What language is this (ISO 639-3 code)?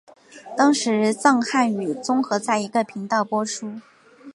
zho